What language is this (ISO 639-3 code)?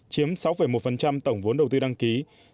vie